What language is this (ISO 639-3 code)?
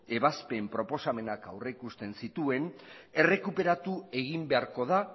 eus